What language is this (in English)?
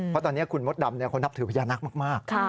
Thai